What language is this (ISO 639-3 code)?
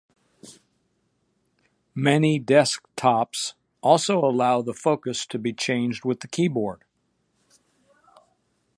eng